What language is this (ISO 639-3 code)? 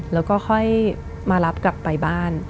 tha